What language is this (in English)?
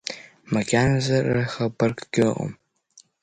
Abkhazian